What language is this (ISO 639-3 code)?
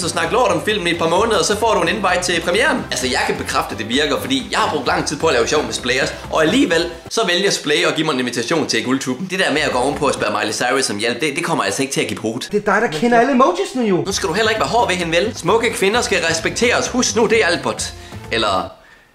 dan